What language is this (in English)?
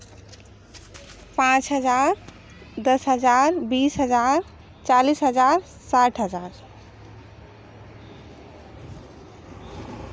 Hindi